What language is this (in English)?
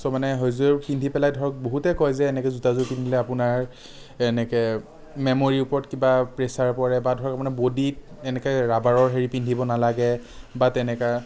Assamese